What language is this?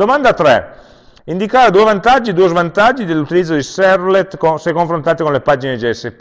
Italian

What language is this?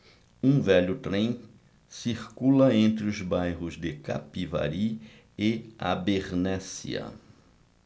Portuguese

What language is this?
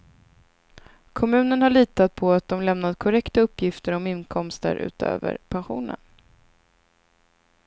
Swedish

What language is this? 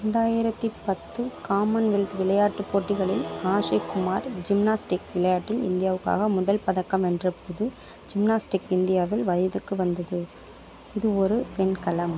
Tamil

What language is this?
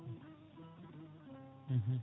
Fula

